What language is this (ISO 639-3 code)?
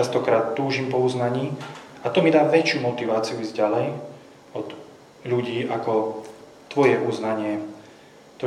slk